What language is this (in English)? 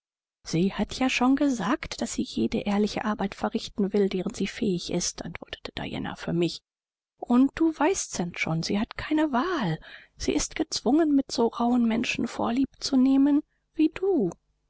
German